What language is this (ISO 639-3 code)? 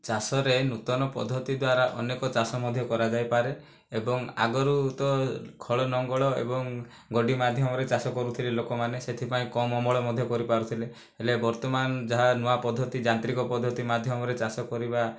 ori